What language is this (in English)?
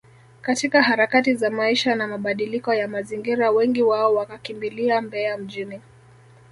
Swahili